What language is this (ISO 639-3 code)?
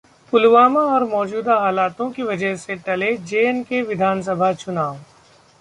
hin